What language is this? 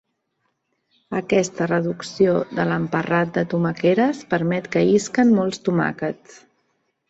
Catalan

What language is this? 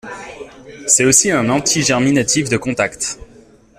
French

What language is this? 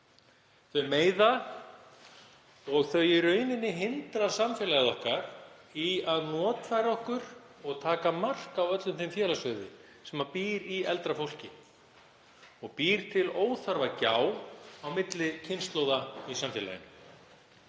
Icelandic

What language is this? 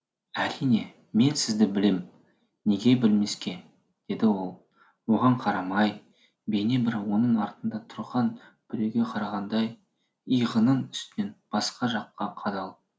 Kazakh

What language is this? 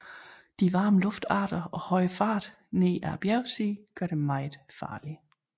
Danish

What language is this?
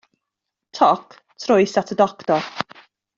Welsh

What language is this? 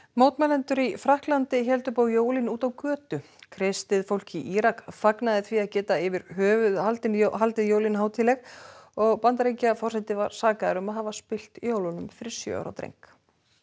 Icelandic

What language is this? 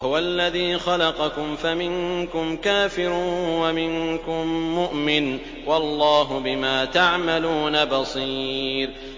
Arabic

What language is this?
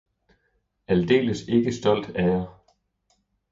Danish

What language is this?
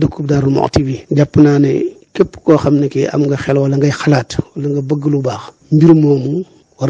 French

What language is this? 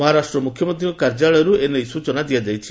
Odia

